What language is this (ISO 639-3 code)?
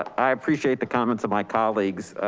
eng